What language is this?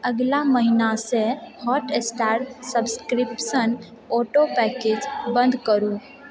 Maithili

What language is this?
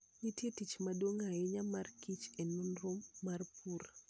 Luo (Kenya and Tanzania)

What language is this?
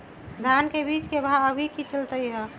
Magahi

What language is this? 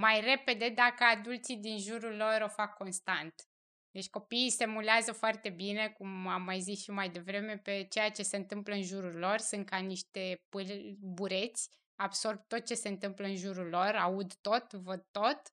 Romanian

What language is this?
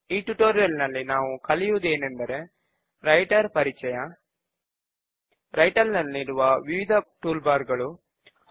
Telugu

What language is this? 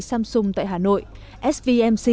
Vietnamese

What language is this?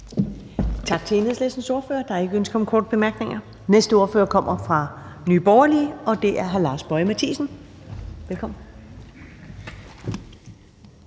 Danish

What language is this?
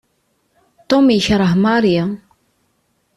Kabyle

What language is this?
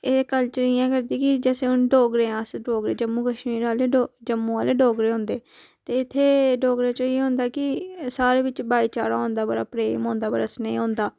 Dogri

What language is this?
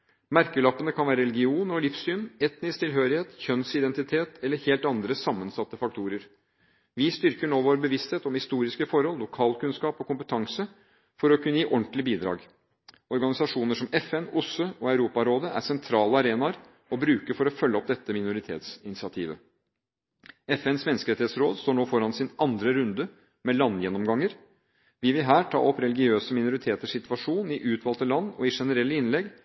Norwegian Bokmål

